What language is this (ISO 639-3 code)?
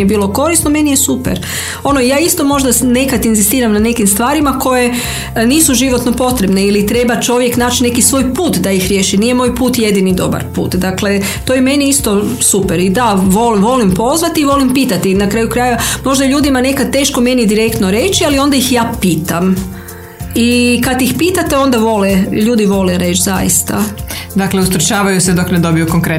hrv